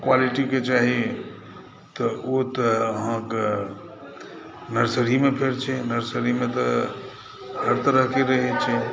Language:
Maithili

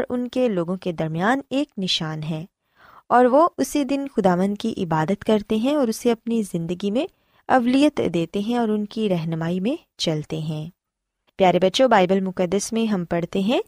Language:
Urdu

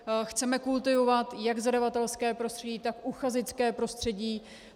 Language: Czech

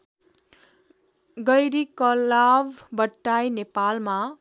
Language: Nepali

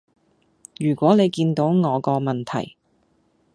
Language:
Cantonese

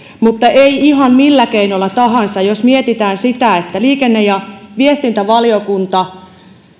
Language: Finnish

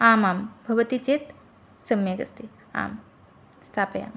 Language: Sanskrit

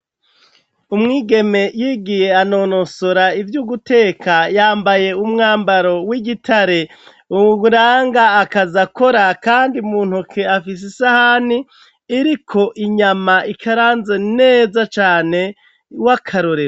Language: Rundi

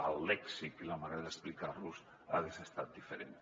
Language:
Catalan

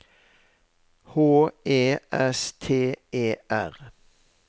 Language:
Norwegian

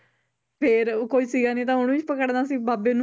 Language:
Punjabi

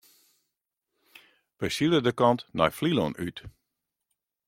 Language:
Western Frisian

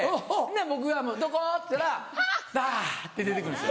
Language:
Japanese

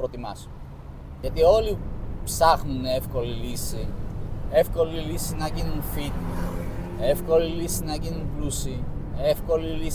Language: Greek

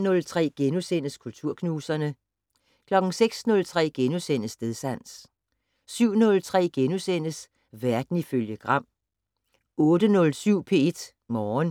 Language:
Danish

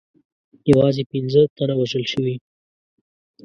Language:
Pashto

